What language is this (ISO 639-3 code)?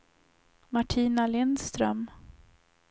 swe